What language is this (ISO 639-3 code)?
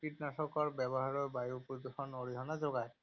asm